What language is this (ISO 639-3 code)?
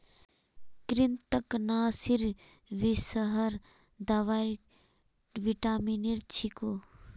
mag